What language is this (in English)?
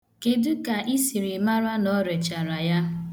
Igbo